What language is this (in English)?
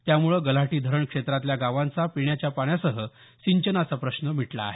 Marathi